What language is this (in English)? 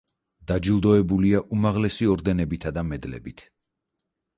Georgian